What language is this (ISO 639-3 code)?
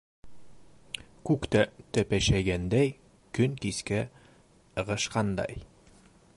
bak